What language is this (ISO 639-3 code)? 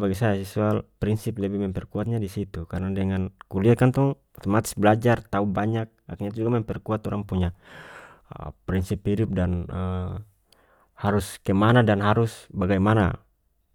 max